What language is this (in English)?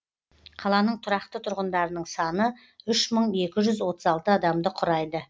Kazakh